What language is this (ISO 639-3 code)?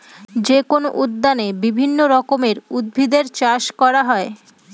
ben